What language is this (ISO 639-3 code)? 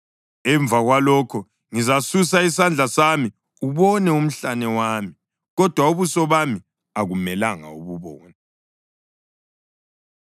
nde